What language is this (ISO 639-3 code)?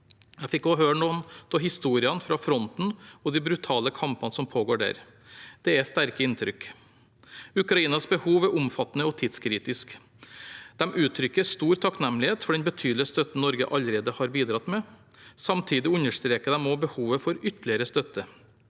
nor